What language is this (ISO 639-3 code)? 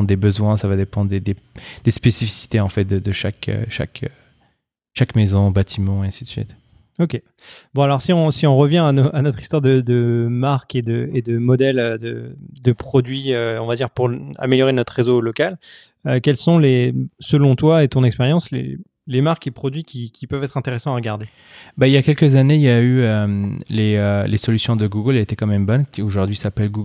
fra